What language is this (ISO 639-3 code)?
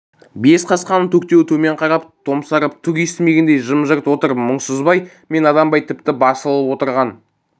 kaz